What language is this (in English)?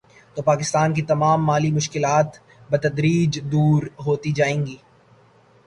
Urdu